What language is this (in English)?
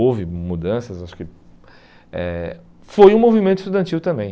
Portuguese